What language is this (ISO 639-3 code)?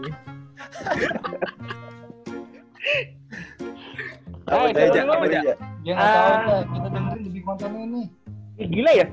ind